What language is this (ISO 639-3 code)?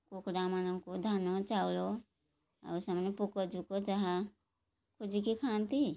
ori